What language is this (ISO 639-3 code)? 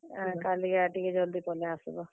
ori